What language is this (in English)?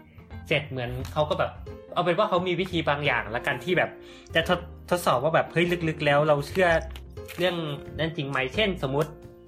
Thai